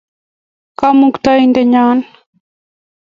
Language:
Kalenjin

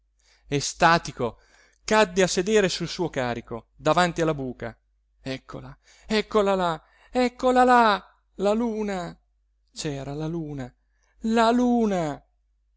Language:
Italian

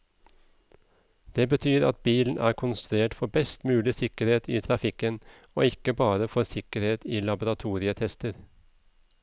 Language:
Norwegian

